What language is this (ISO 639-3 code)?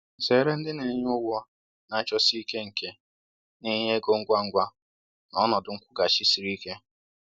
ibo